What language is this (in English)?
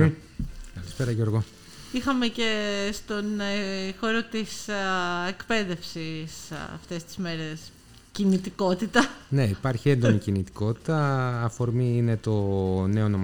Greek